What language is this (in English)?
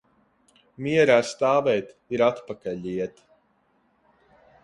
Latvian